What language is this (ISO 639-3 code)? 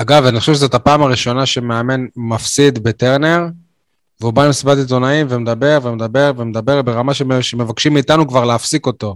heb